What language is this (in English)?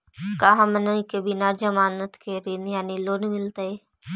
Magahi